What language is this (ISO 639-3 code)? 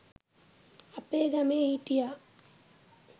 sin